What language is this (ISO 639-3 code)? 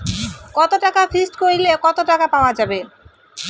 ben